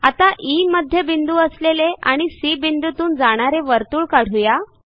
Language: Marathi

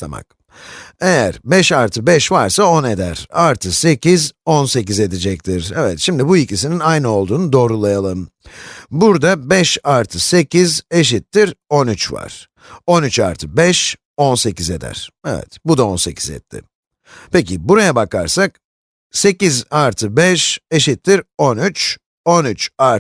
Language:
Turkish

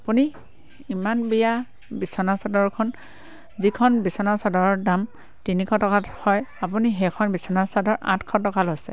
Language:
Assamese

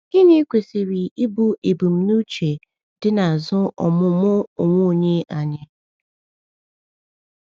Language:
Igbo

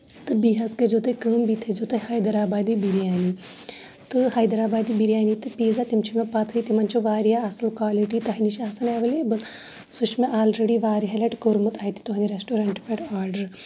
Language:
Kashmiri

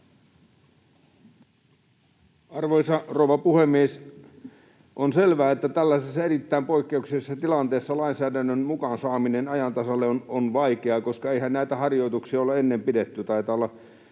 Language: Finnish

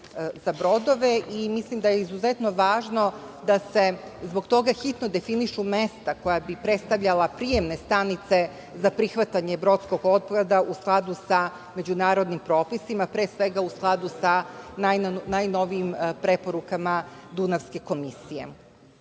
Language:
Serbian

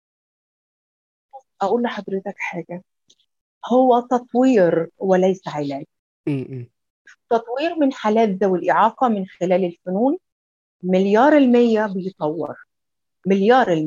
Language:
Arabic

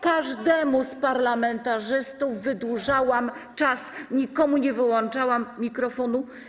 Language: Polish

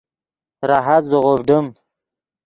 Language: Yidgha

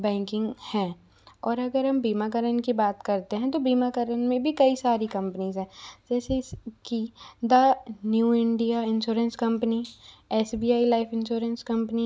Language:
Hindi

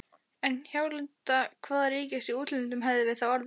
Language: Icelandic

